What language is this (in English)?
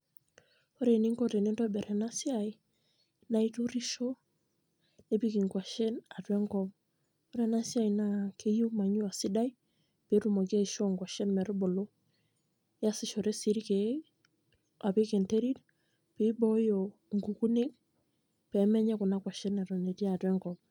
Masai